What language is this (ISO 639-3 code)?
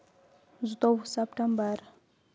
kas